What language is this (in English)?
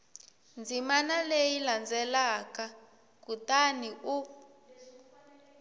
Tsonga